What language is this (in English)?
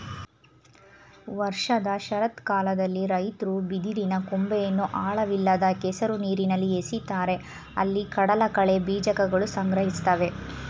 Kannada